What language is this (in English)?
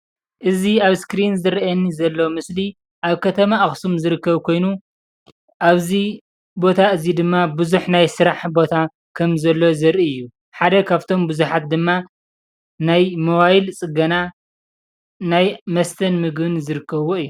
Tigrinya